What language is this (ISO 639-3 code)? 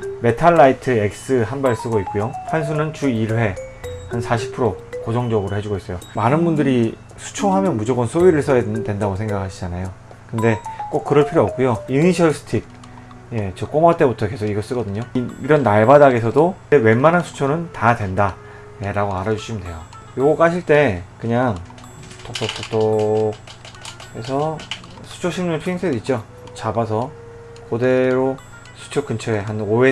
kor